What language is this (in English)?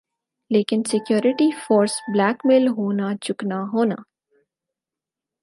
Urdu